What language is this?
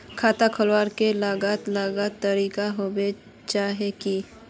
Magahi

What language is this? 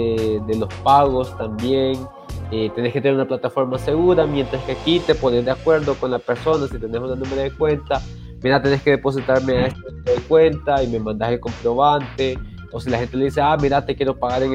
Spanish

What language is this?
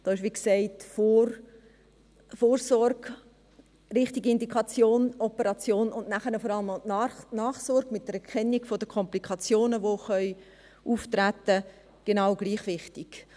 Swiss German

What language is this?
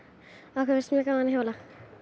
Icelandic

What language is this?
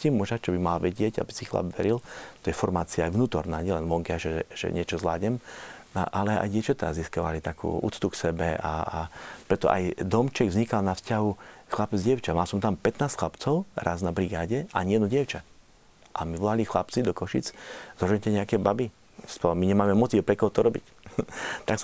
Slovak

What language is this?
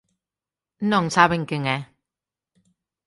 Galician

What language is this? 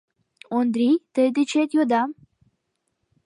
Mari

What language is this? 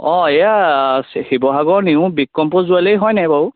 Assamese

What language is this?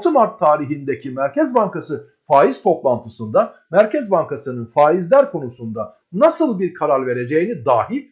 Turkish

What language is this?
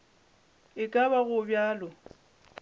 Northern Sotho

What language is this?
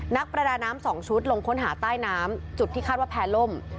Thai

